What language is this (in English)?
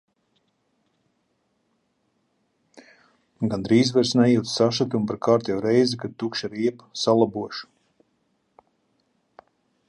Latvian